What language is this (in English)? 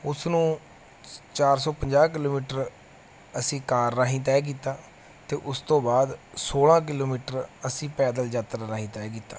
Punjabi